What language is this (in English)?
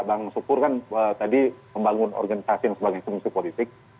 Indonesian